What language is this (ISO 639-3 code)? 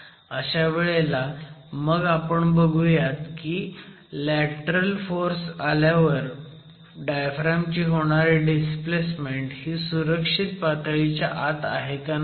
mar